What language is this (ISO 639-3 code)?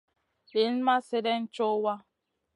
mcn